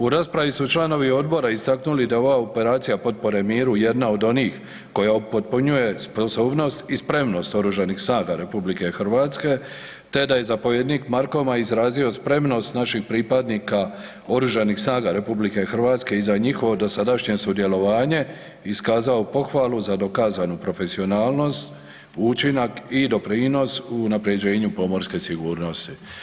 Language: Croatian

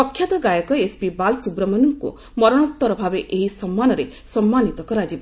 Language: Odia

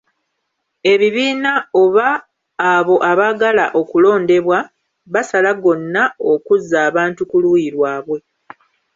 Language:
Ganda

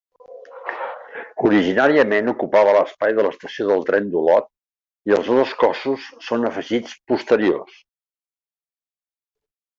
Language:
Catalan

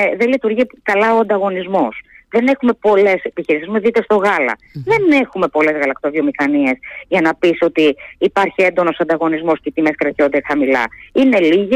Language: Greek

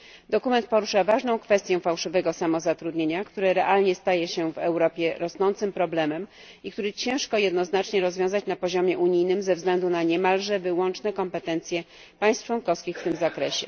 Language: Polish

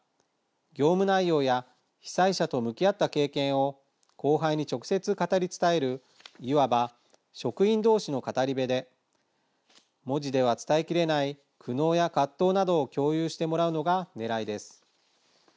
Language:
Japanese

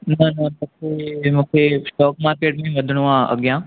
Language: Sindhi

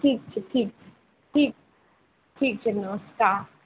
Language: Maithili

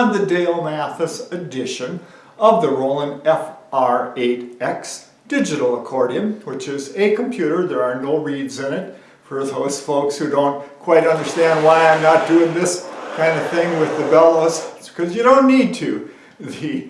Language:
English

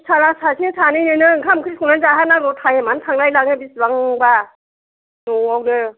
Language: Bodo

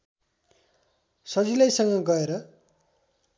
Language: Nepali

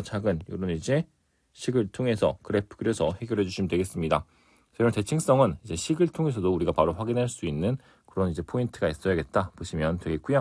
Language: Korean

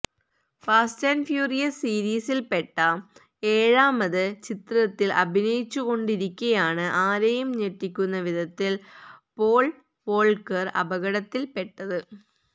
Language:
Malayalam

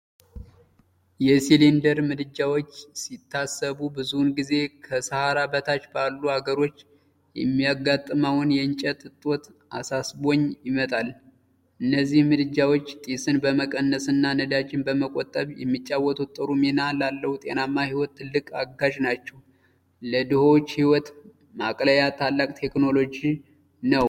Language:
Amharic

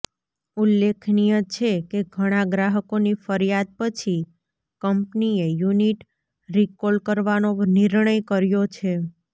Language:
Gujarati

